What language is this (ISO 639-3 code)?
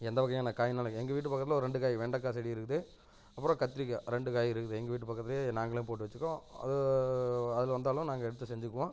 tam